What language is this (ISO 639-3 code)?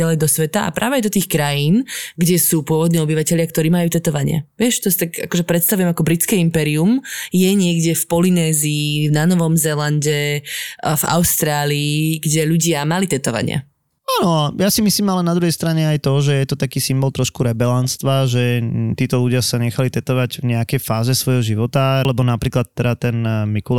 slk